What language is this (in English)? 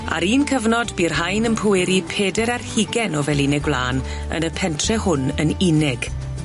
Welsh